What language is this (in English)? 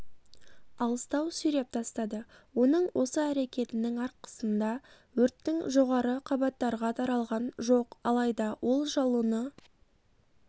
Kazakh